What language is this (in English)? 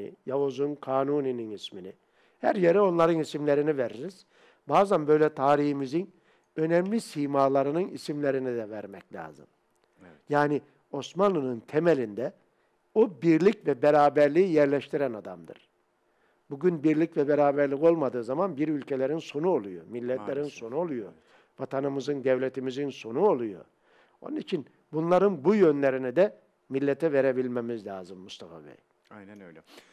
Turkish